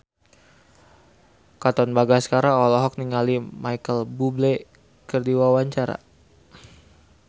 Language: Sundanese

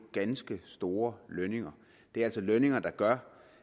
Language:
Danish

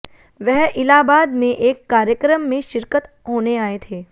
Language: Hindi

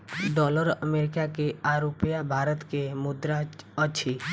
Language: Maithili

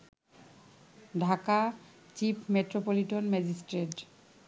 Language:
Bangla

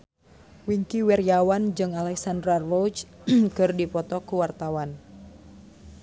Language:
Sundanese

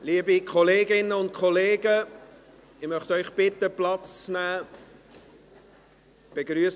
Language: Swiss German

